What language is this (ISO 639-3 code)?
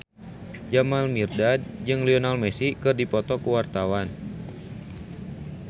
sun